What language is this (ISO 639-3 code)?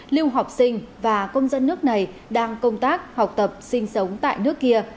vie